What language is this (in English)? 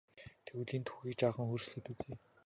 Mongolian